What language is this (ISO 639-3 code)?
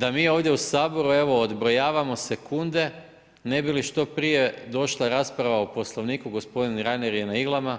hrv